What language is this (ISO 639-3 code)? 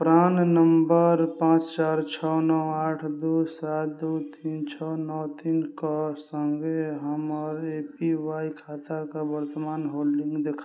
mai